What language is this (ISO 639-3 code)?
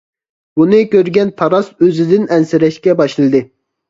uig